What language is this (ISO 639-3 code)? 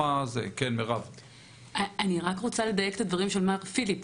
heb